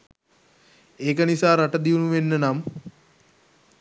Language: Sinhala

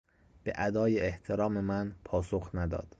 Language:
Persian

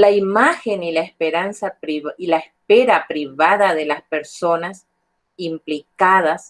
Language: Spanish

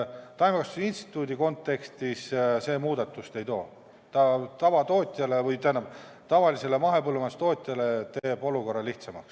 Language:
Estonian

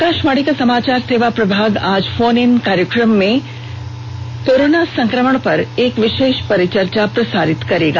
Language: Hindi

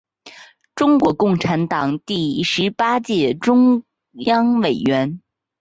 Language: Chinese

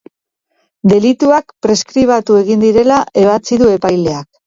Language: Basque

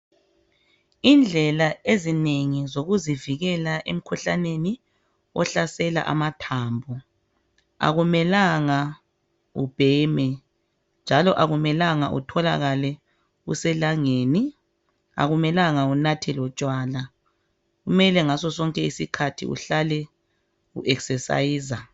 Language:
North Ndebele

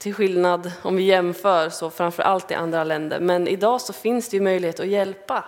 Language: Swedish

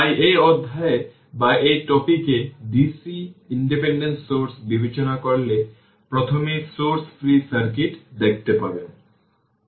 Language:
Bangla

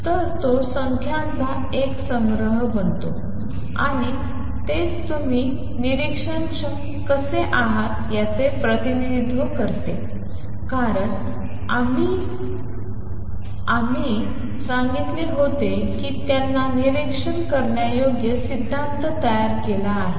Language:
Marathi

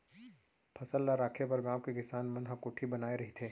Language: Chhattisgarhi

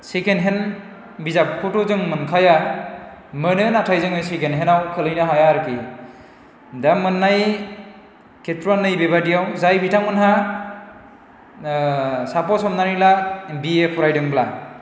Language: Bodo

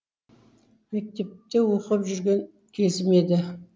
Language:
Kazakh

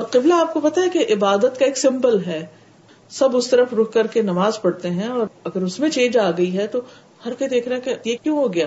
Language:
Urdu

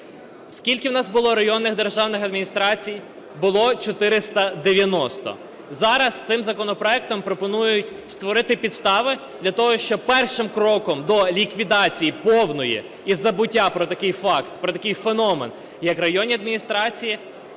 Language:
Ukrainian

